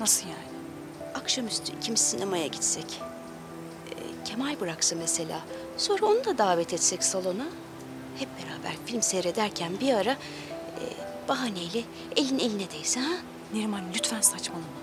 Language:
Turkish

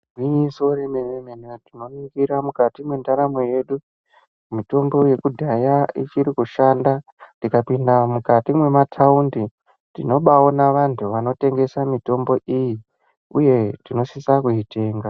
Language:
Ndau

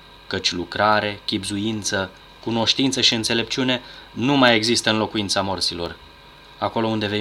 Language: Romanian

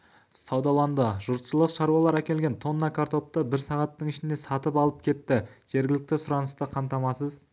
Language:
Kazakh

